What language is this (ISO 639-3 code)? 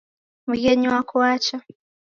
dav